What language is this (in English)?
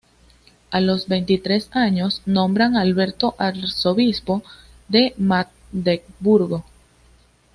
Spanish